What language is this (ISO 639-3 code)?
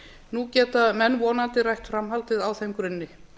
isl